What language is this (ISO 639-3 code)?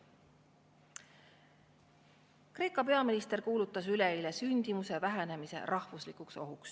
est